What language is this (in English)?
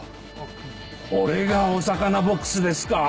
Japanese